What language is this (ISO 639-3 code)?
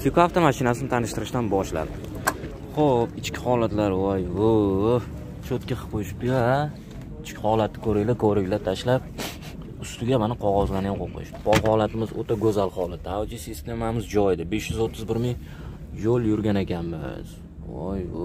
tur